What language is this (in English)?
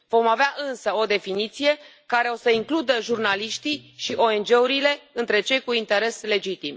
Romanian